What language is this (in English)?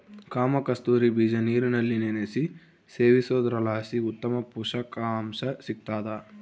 Kannada